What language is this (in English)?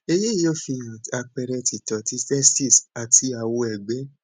Yoruba